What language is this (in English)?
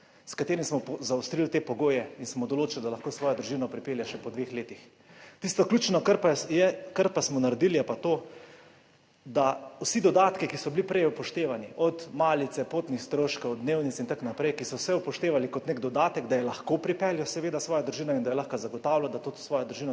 Slovenian